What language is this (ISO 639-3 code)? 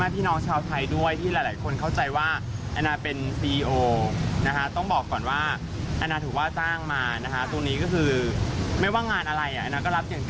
tha